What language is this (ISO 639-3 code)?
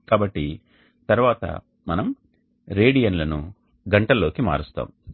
tel